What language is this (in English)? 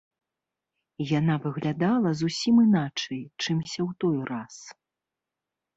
Belarusian